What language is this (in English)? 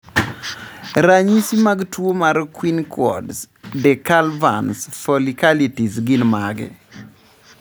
Luo (Kenya and Tanzania)